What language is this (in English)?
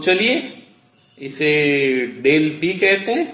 Hindi